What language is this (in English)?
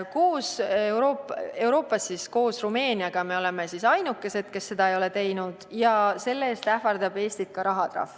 Estonian